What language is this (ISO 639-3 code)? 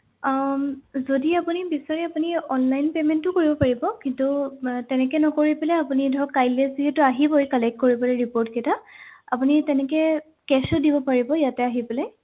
asm